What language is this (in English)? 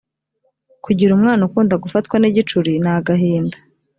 Kinyarwanda